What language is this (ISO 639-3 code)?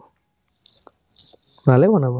asm